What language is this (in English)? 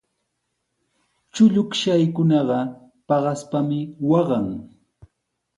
Sihuas Ancash Quechua